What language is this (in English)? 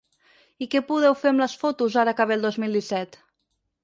Catalan